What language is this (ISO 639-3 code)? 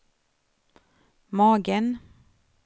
swe